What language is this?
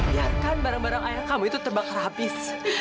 Indonesian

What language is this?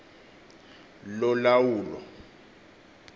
Xhosa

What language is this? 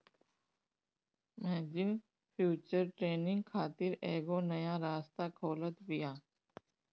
Bhojpuri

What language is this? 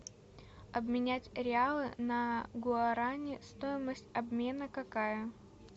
Russian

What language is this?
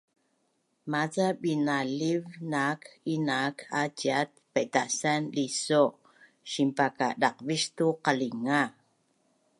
Bunun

